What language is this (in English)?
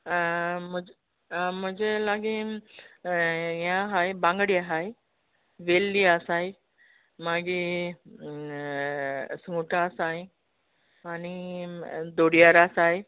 Konkani